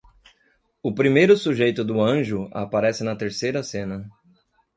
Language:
Portuguese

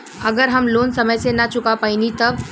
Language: Bhojpuri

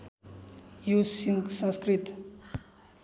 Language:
Nepali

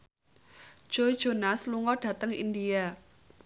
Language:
Javanese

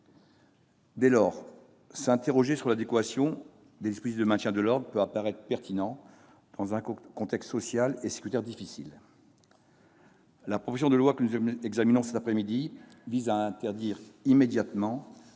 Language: French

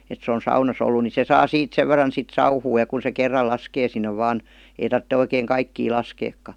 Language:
Finnish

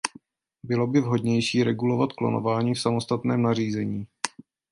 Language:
Czech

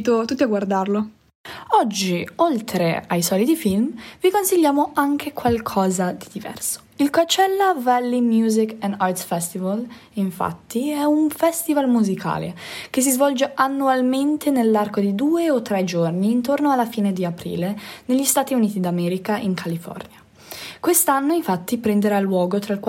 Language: Italian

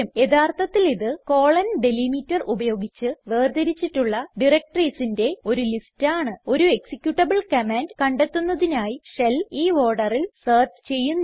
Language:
Malayalam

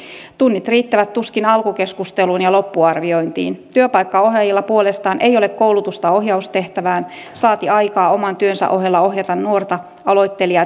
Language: Finnish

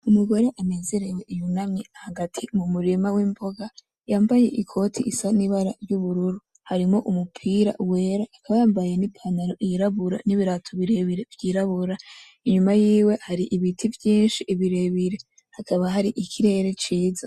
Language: Rundi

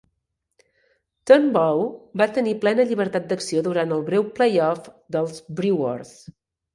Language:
Catalan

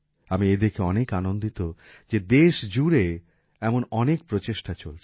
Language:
Bangla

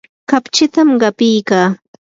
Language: Yanahuanca Pasco Quechua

